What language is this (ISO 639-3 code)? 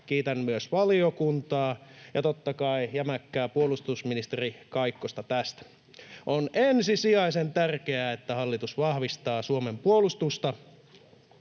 fin